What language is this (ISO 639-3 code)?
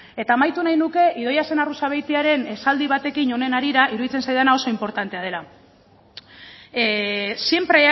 eus